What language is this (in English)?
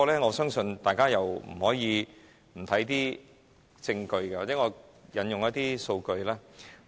Cantonese